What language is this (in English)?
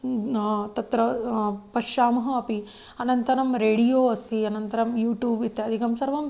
Sanskrit